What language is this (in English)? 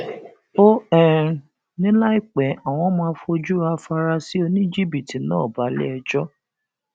Yoruba